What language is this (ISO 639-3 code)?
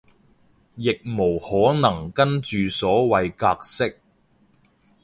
yue